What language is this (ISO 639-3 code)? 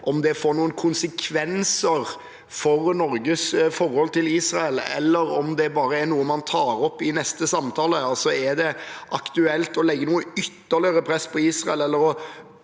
nor